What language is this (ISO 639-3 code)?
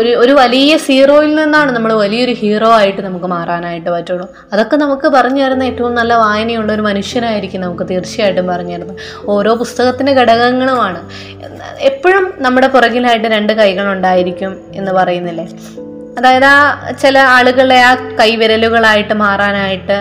mal